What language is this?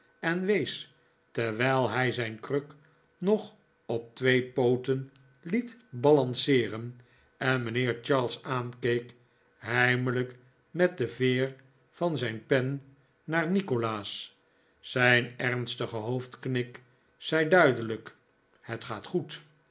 Dutch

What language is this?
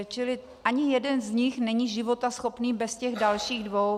Czech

